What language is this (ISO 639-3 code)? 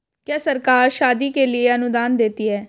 hin